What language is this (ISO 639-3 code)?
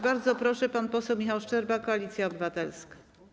pol